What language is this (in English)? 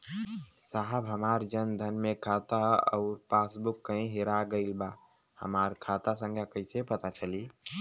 Bhojpuri